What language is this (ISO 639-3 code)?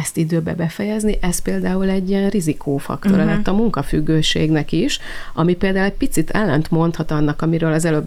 hun